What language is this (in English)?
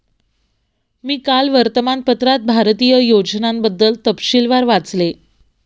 Marathi